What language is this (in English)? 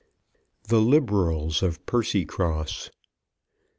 English